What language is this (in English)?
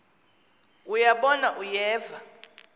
Xhosa